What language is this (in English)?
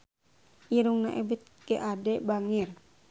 Sundanese